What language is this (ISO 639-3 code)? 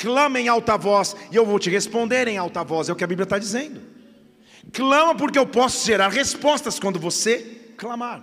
por